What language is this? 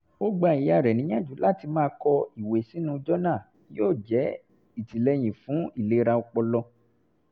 Yoruba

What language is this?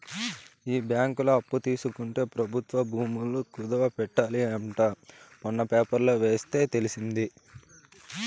Telugu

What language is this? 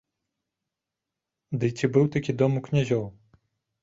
Belarusian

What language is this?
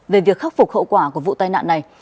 Vietnamese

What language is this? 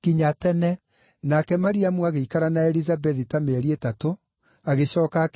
Kikuyu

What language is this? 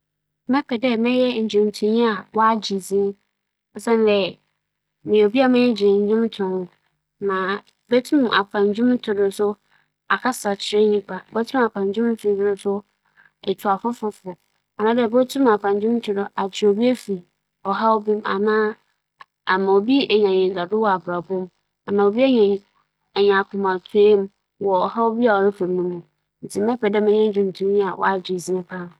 Akan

